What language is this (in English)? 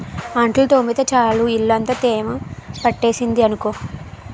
Telugu